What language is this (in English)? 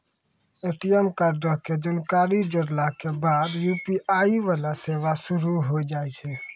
Maithili